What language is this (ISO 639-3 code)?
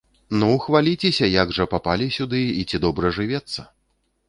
bel